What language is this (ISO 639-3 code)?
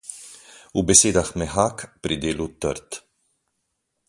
slv